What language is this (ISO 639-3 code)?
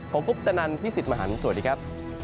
tha